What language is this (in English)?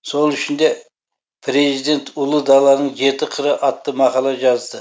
Kazakh